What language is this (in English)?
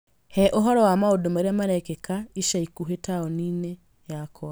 Kikuyu